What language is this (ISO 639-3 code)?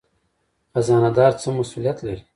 pus